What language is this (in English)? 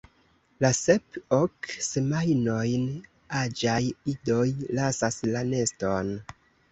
Esperanto